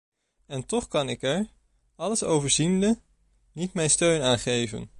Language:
Dutch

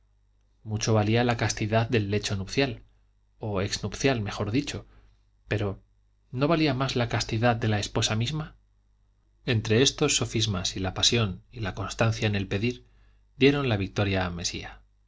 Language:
Spanish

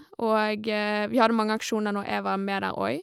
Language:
Norwegian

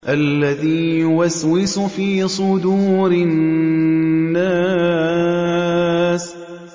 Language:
Arabic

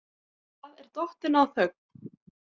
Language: Icelandic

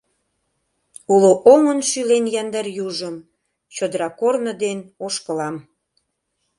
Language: Mari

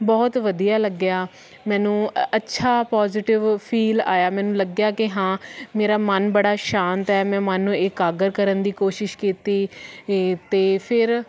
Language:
Punjabi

